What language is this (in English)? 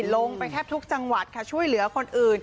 Thai